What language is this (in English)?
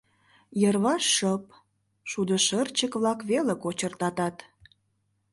Mari